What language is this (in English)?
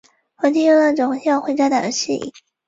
Chinese